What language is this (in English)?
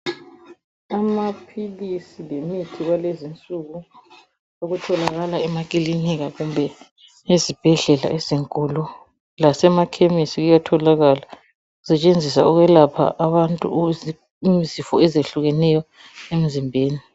North Ndebele